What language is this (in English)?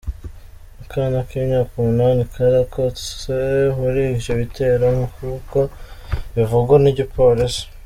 Kinyarwanda